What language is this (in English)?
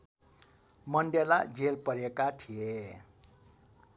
Nepali